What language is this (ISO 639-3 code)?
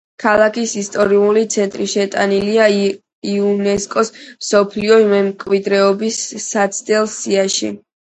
kat